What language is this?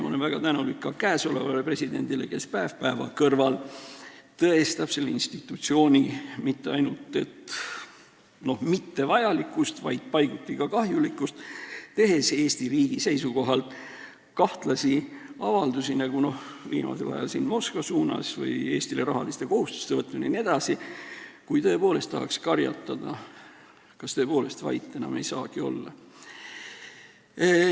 Estonian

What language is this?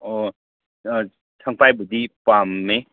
Manipuri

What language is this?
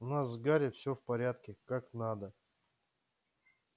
Russian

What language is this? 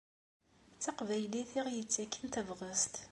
Kabyle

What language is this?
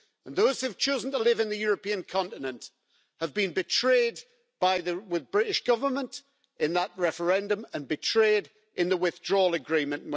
English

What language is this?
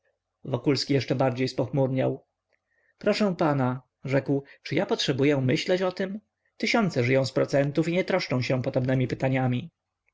Polish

